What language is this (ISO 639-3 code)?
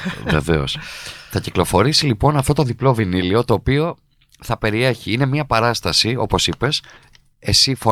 ell